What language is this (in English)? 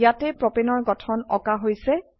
Assamese